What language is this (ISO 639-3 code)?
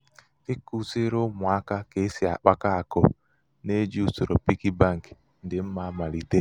ibo